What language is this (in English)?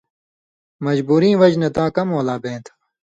Indus Kohistani